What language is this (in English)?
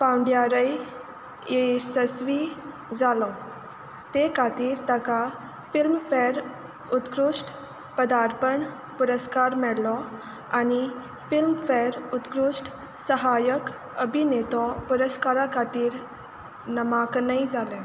Konkani